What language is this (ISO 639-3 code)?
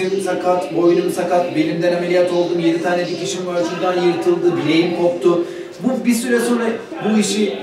tur